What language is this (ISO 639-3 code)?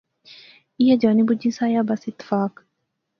phr